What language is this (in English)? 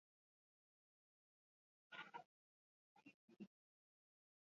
Basque